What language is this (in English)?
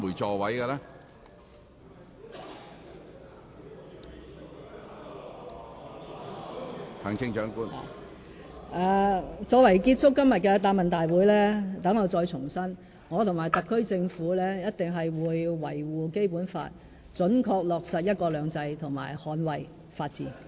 Cantonese